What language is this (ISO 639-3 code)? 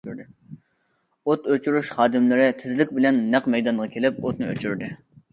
uig